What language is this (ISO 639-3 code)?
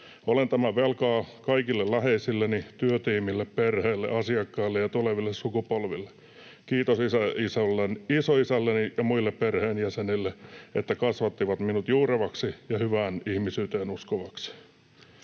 fin